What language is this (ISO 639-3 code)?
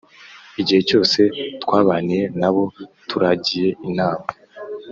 kin